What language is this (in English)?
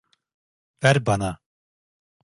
Turkish